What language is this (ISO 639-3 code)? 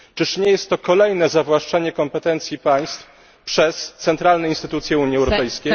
pol